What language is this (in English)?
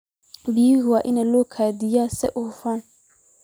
Somali